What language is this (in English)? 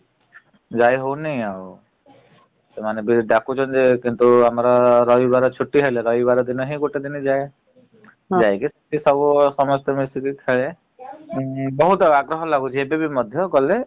Odia